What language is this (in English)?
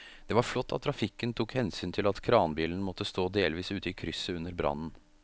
Norwegian